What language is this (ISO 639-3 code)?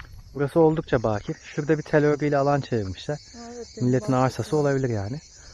tur